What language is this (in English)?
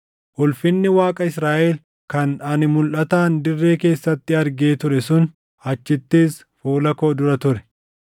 Oromo